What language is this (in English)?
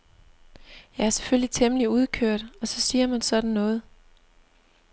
Danish